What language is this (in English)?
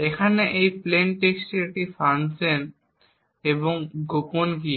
Bangla